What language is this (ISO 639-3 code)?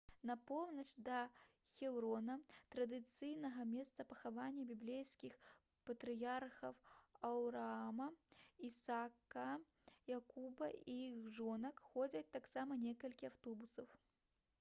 bel